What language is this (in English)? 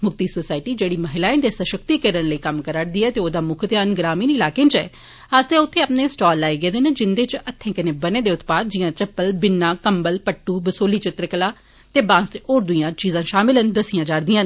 Dogri